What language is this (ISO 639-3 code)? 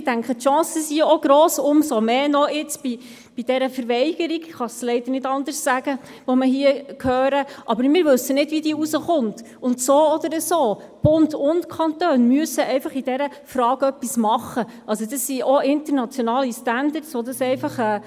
gsw